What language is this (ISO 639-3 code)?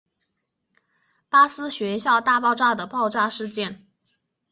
zho